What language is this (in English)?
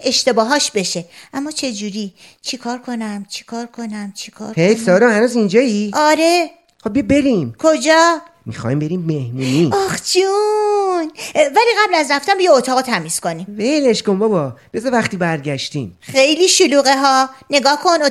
Persian